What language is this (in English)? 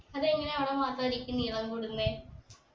Malayalam